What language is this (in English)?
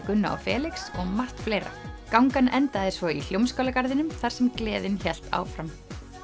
Icelandic